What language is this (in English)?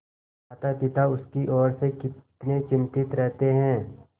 Hindi